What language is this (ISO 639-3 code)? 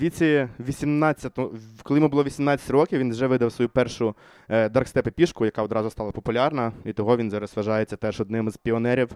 ukr